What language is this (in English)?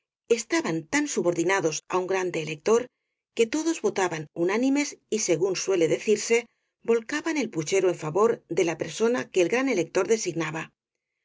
Spanish